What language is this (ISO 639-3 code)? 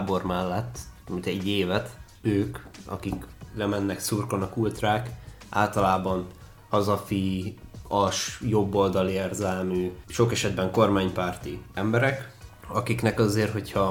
hun